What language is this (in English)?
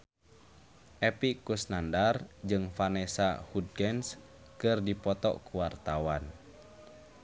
Sundanese